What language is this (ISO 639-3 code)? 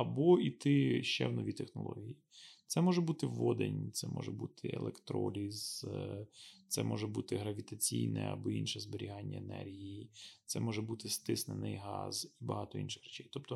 ukr